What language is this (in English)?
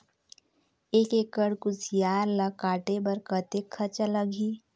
Chhattisgarhi